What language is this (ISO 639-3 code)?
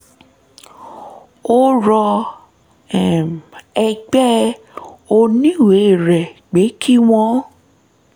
yor